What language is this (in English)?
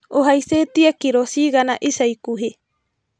Kikuyu